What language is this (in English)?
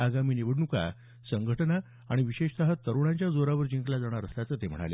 Marathi